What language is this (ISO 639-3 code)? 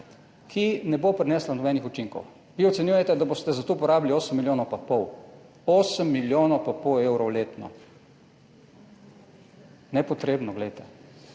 slv